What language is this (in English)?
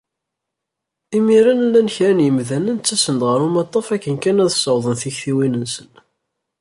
Kabyle